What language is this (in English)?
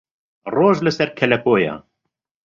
Central Kurdish